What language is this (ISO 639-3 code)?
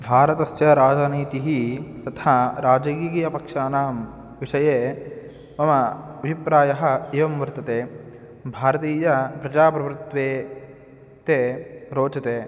san